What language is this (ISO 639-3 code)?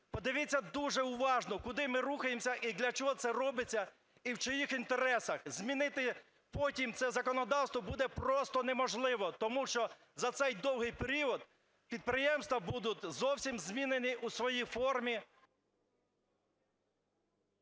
ukr